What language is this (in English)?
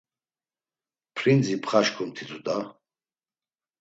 Laz